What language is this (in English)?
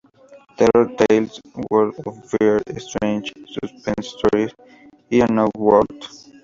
Spanish